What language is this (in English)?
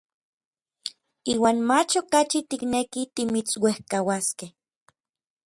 Orizaba Nahuatl